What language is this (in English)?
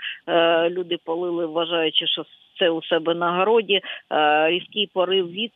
Ukrainian